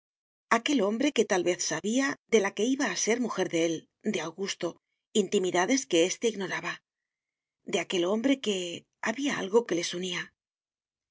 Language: Spanish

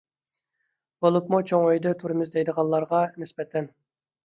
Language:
Uyghur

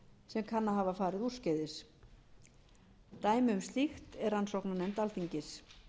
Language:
Icelandic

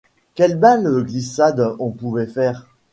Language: French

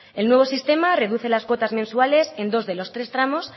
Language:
Spanish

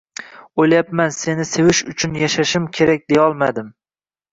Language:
Uzbek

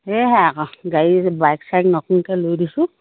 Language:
Assamese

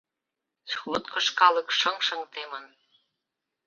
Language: Mari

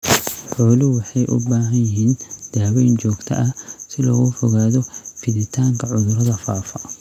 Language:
Somali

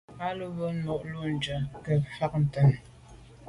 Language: Medumba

